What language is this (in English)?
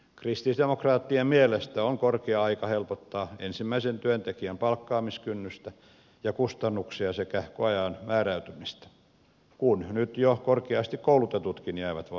Finnish